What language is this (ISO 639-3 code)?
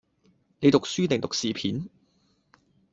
yue